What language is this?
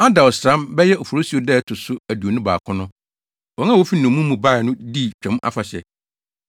Akan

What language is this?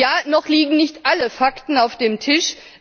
German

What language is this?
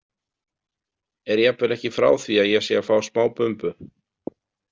Icelandic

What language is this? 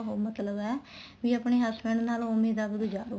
Punjabi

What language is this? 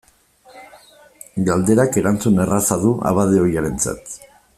Basque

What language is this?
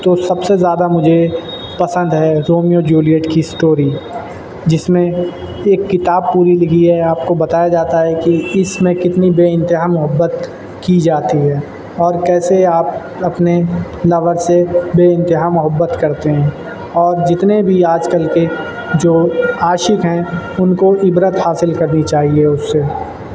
Urdu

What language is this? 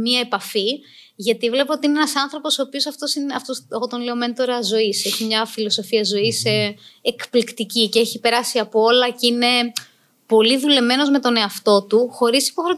Greek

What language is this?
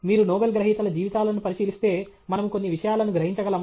Telugu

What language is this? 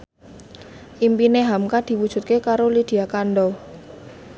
Javanese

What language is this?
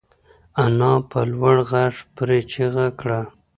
Pashto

